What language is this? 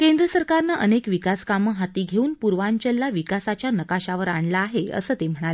Marathi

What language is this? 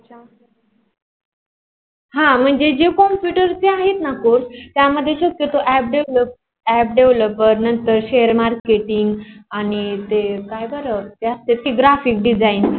Marathi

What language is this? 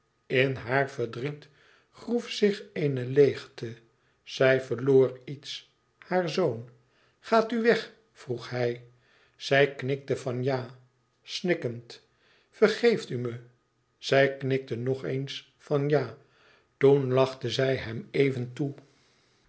Dutch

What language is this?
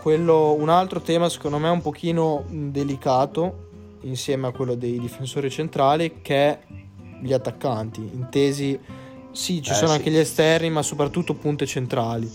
Italian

